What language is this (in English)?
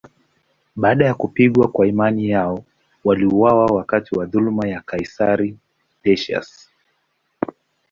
Swahili